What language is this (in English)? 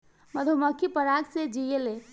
Bhojpuri